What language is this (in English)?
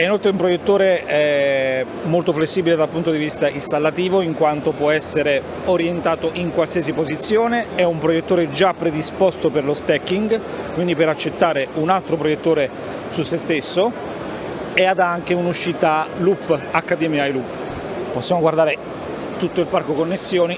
Italian